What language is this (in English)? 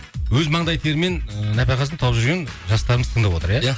Kazakh